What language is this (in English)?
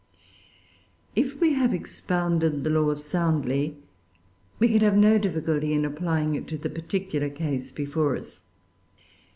English